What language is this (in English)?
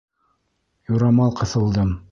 Bashkir